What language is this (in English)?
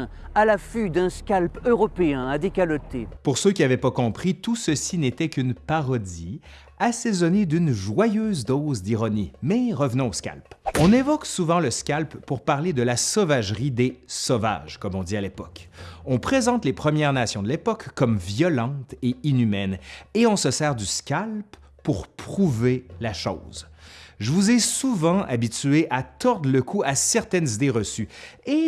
French